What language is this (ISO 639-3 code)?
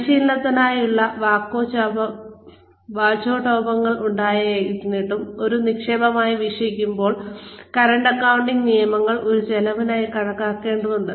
mal